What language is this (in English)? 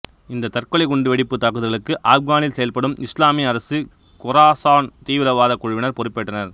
Tamil